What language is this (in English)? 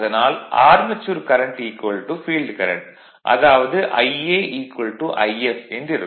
Tamil